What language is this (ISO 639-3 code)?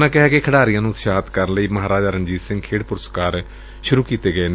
pan